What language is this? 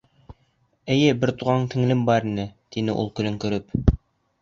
Bashkir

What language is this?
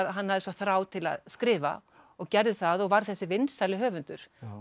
Icelandic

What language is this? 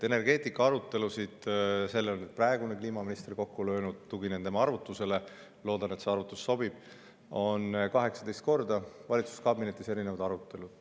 Estonian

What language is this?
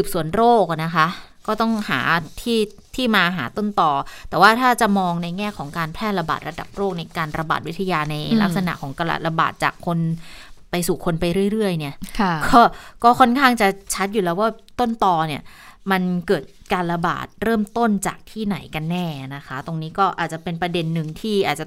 Thai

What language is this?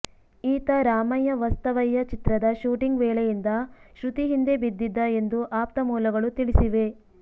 Kannada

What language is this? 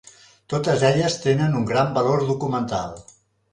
Catalan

